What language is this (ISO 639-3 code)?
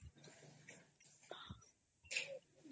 ori